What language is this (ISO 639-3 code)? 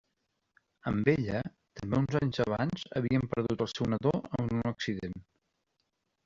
cat